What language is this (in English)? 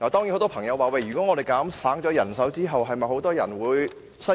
Cantonese